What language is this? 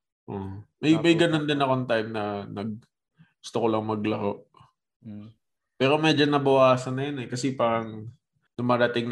Filipino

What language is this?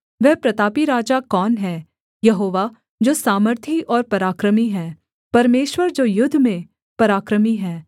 Hindi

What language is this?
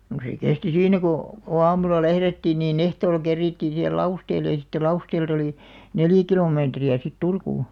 Finnish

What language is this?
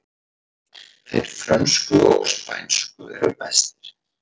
Icelandic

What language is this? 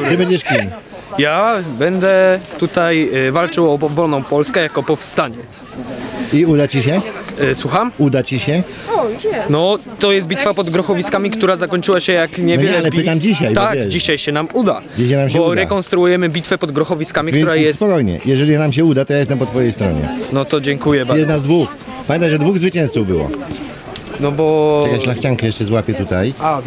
Polish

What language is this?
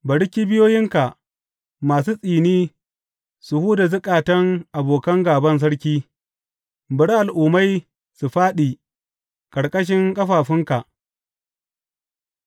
Hausa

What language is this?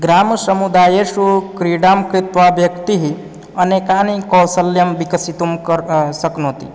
Sanskrit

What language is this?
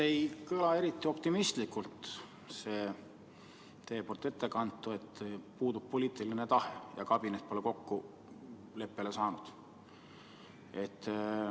Estonian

